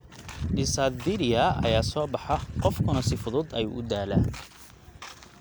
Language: Somali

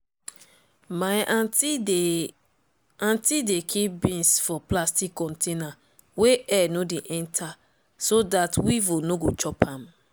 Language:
Nigerian Pidgin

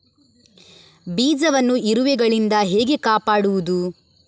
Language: Kannada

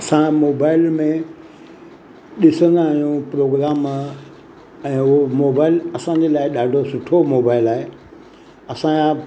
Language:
Sindhi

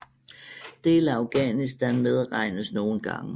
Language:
Danish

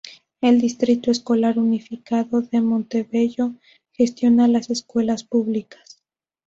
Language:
Spanish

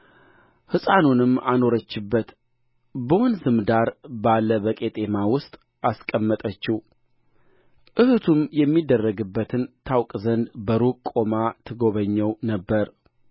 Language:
Amharic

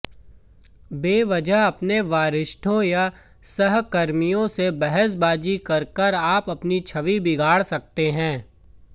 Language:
Hindi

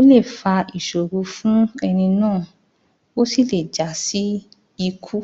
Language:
Yoruba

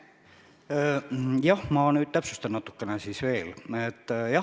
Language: Estonian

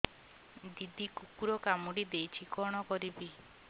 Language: Odia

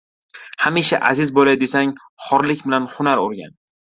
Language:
Uzbek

